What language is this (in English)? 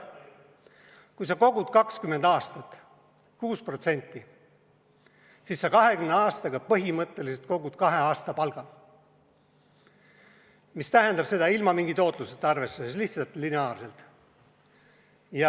Estonian